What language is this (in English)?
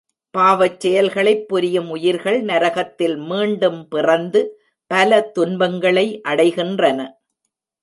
Tamil